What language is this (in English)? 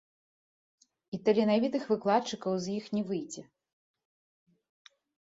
Belarusian